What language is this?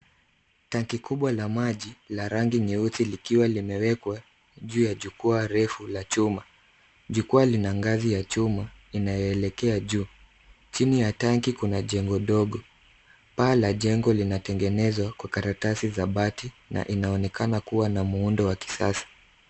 Swahili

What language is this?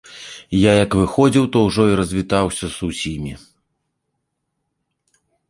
Belarusian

